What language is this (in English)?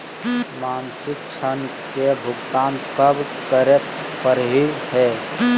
Magahi